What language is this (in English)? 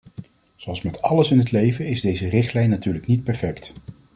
Dutch